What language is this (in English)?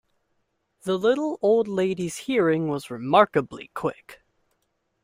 English